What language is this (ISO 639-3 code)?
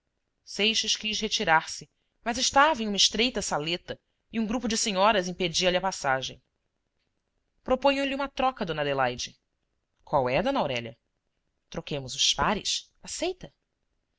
por